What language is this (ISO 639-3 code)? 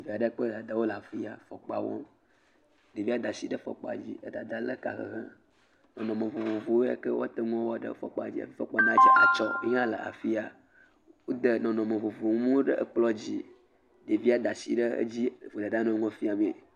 ewe